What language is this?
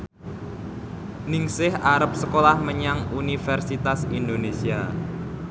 Javanese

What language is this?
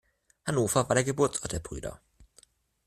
German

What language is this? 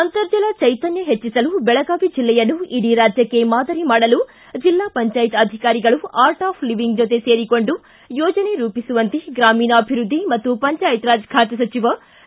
Kannada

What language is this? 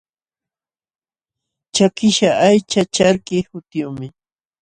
Jauja Wanca Quechua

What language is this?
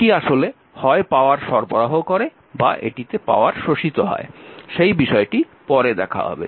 Bangla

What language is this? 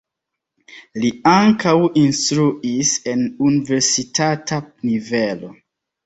Esperanto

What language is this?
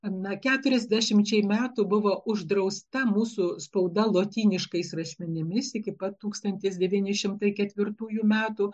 Lithuanian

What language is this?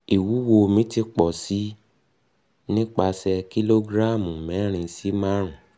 Yoruba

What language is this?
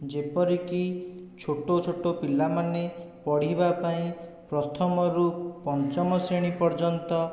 Odia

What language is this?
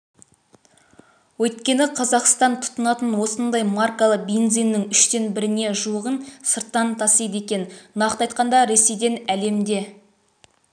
Kazakh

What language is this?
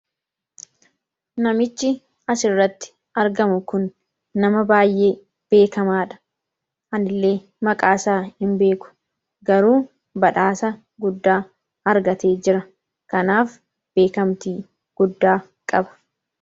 Oromo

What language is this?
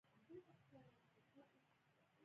Pashto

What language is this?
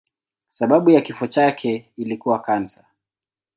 Swahili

